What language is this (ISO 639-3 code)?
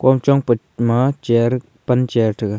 nnp